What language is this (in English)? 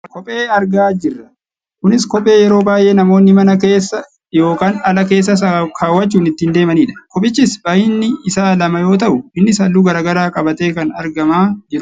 Oromo